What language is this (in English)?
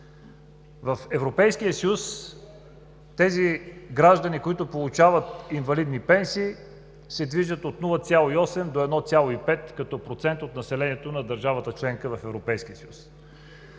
Bulgarian